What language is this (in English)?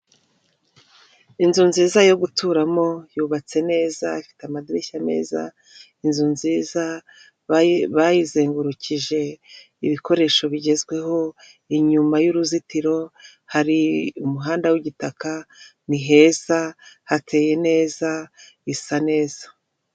Kinyarwanda